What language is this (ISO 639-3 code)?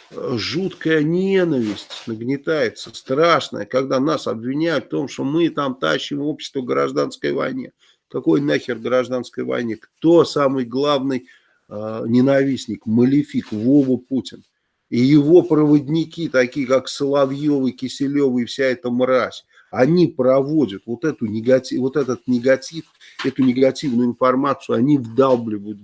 rus